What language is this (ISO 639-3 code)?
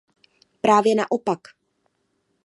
ces